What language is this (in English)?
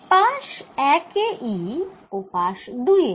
Bangla